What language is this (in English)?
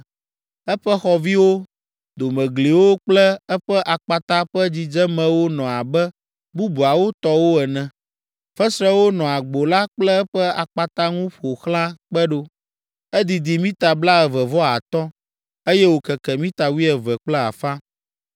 Ewe